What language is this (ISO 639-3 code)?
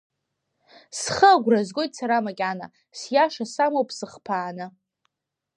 abk